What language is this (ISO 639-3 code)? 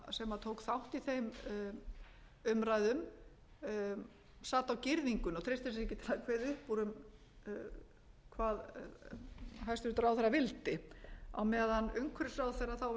isl